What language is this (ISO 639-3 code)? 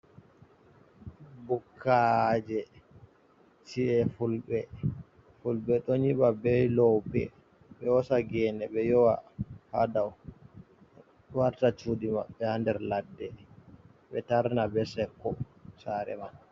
ful